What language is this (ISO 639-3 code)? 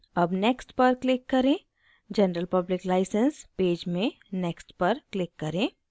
hin